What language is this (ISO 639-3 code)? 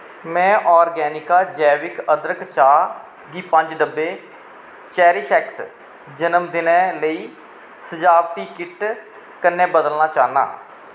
doi